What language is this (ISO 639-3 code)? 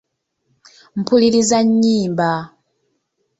lug